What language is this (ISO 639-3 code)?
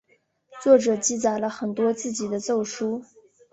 zho